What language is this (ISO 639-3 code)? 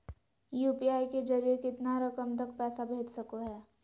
mag